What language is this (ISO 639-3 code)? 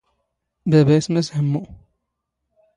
zgh